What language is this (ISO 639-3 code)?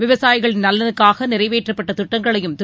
tam